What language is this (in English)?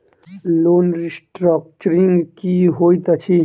Maithili